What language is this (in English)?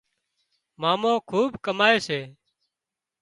Wadiyara Koli